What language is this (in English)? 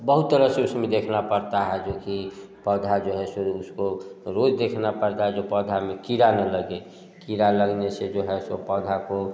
Hindi